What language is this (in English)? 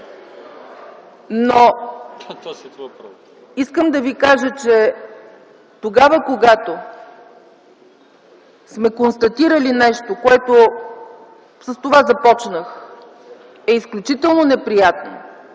Bulgarian